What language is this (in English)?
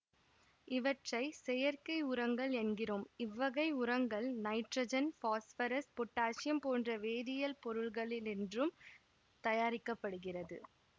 Tamil